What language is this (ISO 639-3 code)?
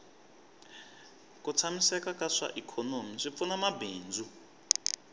tso